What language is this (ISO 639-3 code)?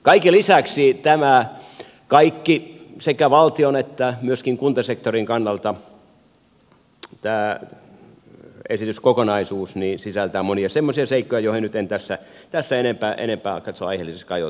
fin